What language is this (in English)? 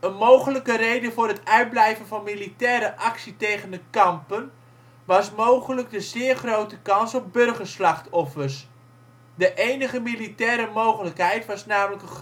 Dutch